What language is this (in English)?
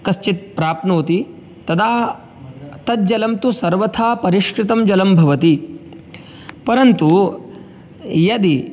Sanskrit